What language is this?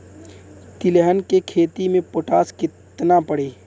Bhojpuri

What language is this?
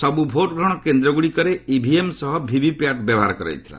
Odia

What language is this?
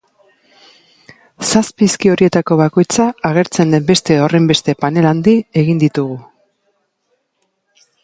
Basque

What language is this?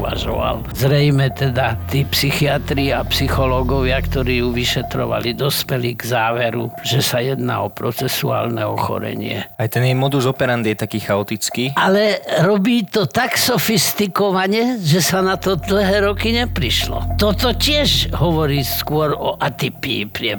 Slovak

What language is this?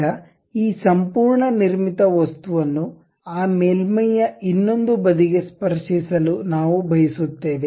Kannada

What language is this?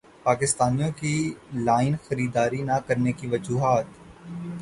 Urdu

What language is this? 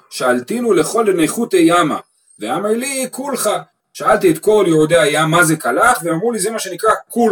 Hebrew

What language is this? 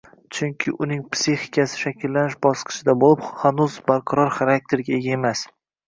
Uzbek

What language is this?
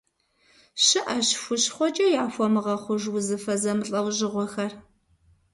Kabardian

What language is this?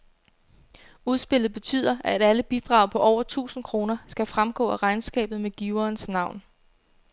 Danish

